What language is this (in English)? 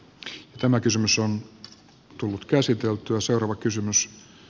Finnish